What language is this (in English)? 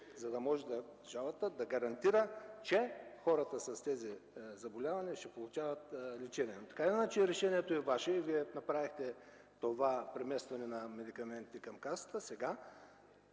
Bulgarian